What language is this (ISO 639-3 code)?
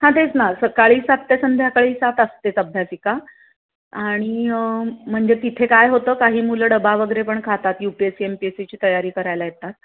mar